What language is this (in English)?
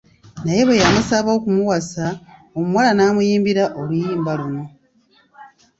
Ganda